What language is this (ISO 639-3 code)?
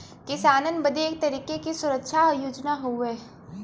bho